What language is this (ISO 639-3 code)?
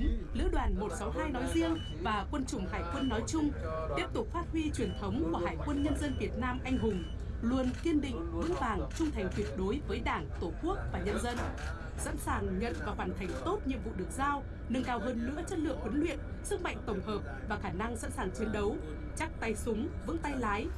vie